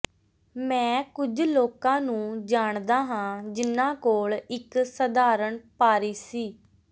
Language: Punjabi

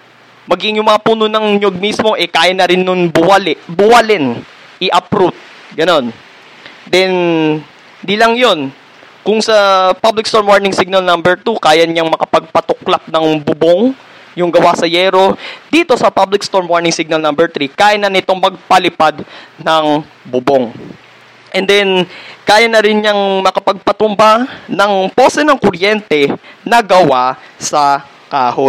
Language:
Filipino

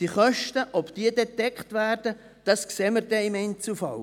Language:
Swiss German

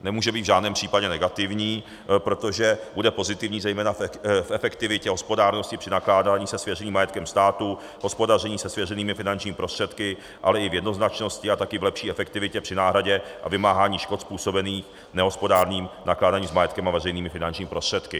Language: Czech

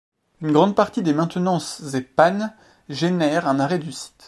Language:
French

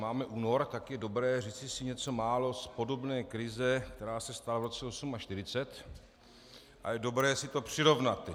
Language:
Czech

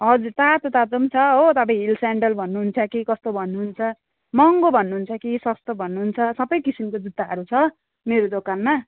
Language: Nepali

